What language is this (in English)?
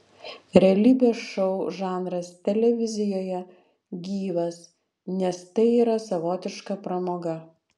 Lithuanian